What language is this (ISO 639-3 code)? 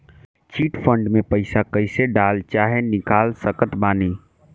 bho